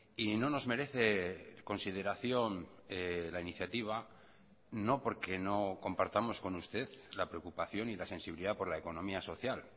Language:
Spanish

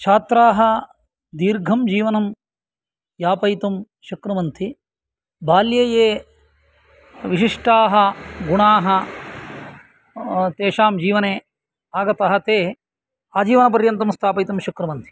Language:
Sanskrit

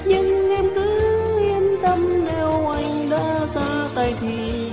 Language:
Vietnamese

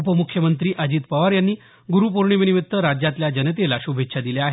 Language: Marathi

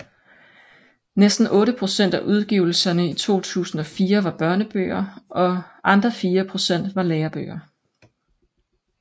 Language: Danish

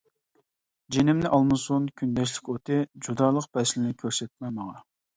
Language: Uyghur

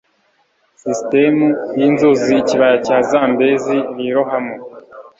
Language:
Kinyarwanda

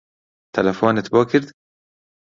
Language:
Central Kurdish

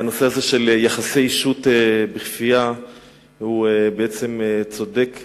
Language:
Hebrew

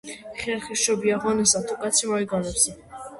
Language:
Georgian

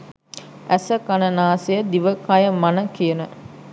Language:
Sinhala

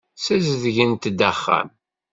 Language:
Kabyle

